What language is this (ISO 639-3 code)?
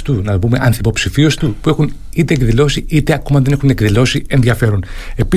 ell